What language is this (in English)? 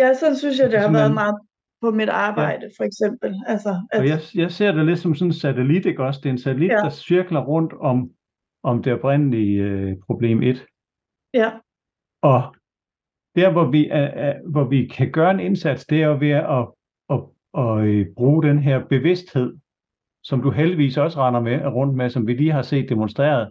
Danish